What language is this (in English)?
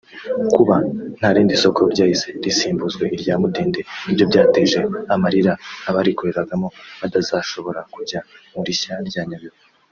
Kinyarwanda